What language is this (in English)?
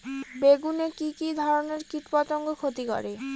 Bangla